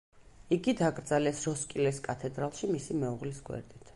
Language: Georgian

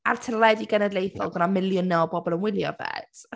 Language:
Welsh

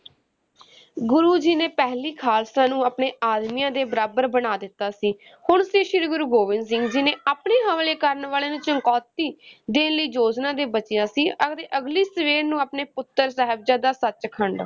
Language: Punjabi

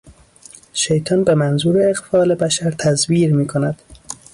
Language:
Persian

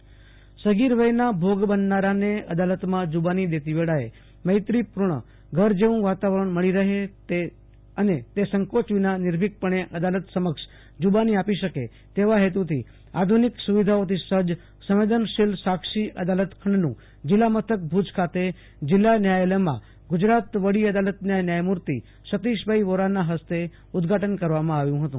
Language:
Gujarati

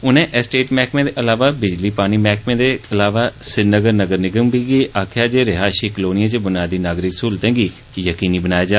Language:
Dogri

